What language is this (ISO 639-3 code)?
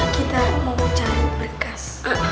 ind